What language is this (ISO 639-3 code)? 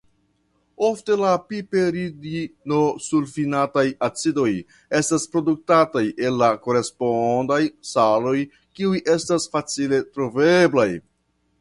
epo